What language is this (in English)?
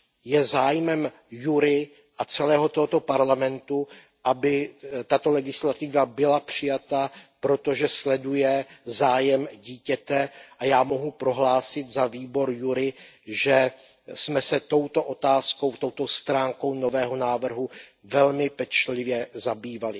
Czech